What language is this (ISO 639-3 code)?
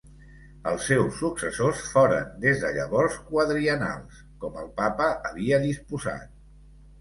cat